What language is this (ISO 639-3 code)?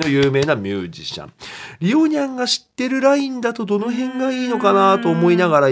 jpn